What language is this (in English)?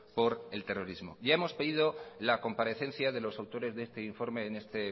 Spanish